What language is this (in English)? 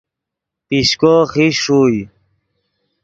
Yidgha